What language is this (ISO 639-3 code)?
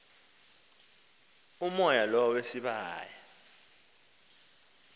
xho